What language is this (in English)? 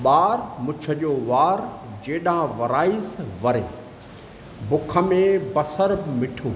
Sindhi